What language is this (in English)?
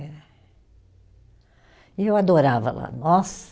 Portuguese